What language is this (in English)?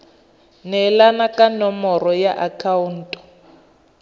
Tswana